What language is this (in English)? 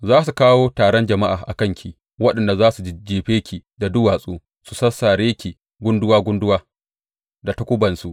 Hausa